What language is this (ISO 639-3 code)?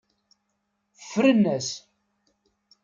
kab